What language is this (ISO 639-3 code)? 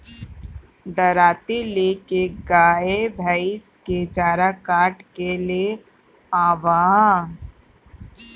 bho